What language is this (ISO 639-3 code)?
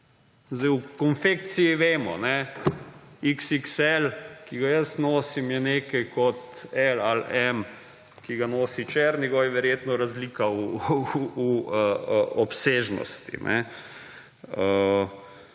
slv